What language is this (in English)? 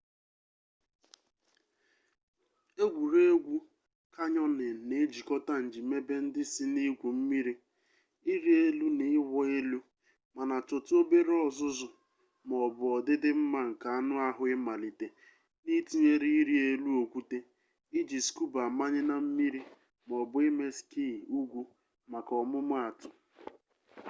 Igbo